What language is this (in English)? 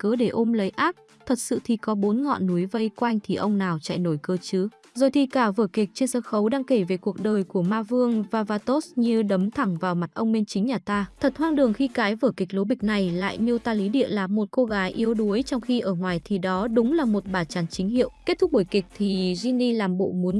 Vietnamese